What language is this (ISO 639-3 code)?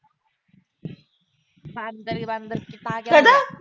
pan